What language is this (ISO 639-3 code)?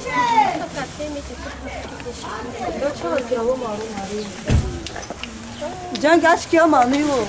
ron